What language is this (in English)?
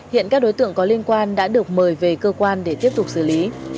Vietnamese